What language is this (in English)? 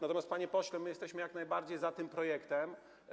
Polish